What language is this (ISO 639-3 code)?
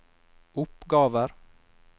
nor